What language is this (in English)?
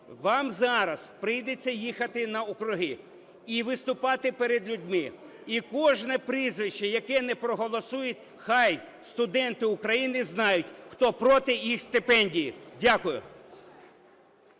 Ukrainian